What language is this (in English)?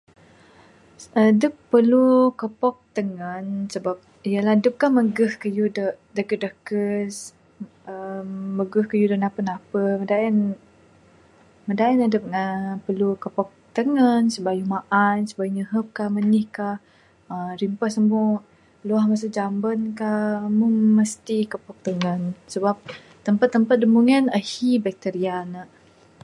Bukar-Sadung Bidayuh